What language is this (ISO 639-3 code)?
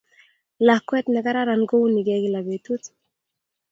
kln